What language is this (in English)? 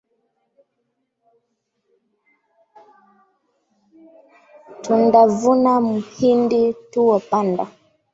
Swahili